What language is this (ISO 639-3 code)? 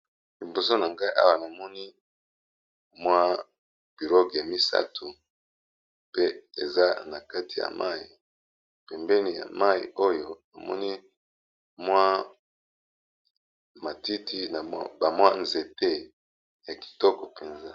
lin